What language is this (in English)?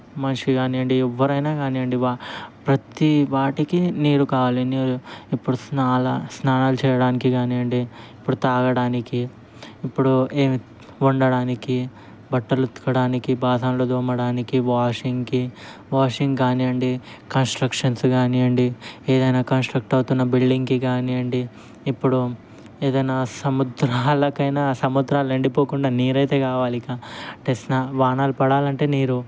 Telugu